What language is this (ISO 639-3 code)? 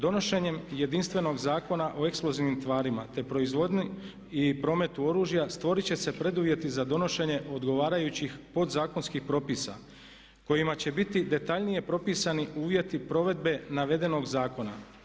hrv